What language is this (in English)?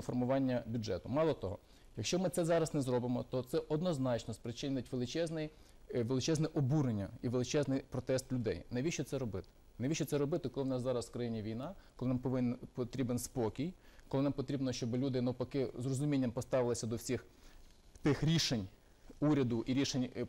Ukrainian